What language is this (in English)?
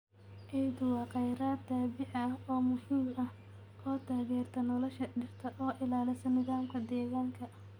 Somali